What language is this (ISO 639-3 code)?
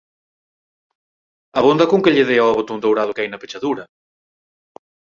glg